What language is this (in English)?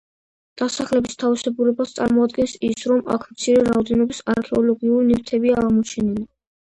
Georgian